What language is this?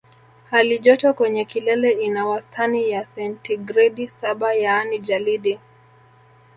Swahili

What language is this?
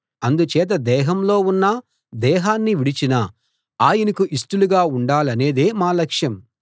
Telugu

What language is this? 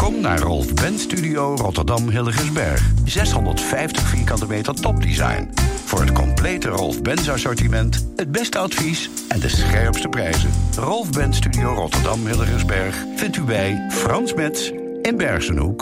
Dutch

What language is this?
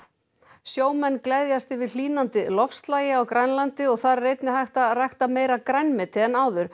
Icelandic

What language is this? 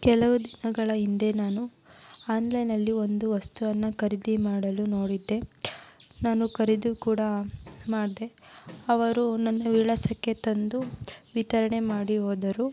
Kannada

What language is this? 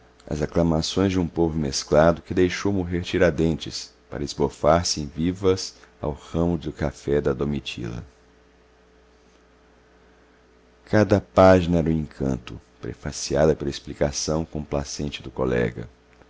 Portuguese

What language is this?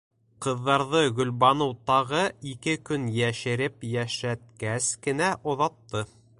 Bashkir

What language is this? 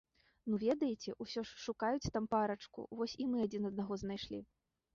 Belarusian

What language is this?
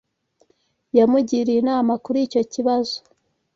Kinyarwanda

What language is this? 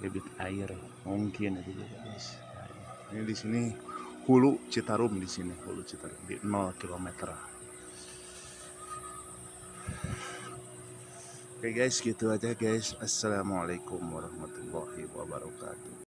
Indonesian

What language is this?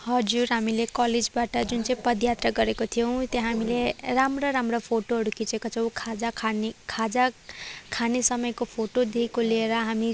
Nepali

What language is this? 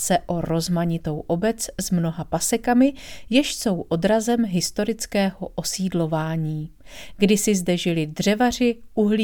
Czech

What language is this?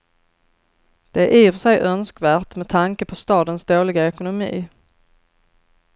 Swedish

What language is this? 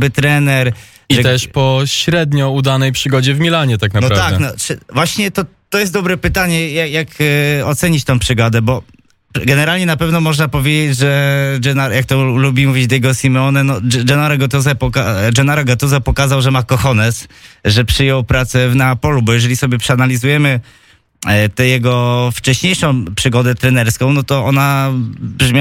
Polish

